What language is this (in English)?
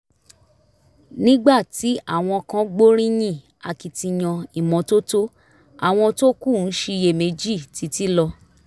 Yoruba